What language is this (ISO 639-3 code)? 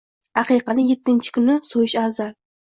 uzb